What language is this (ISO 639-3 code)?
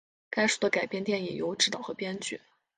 zho